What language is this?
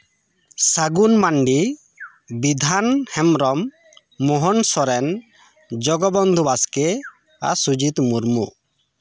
Santali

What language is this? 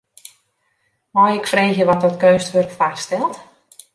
Western Frisian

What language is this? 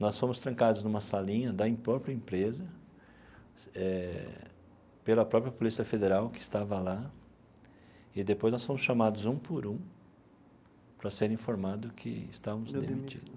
Portuguese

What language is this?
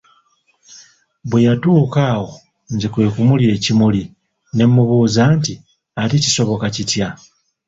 Ganda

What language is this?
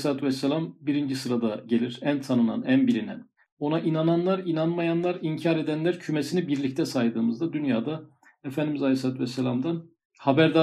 Turkish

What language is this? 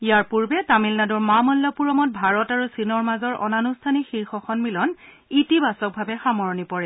Assamese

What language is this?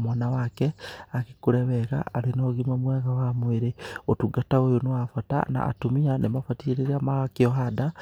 Kikuyu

